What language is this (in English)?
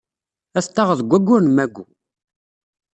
Kabyle